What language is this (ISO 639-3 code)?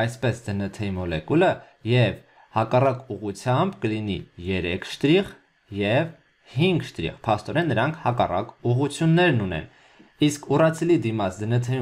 ron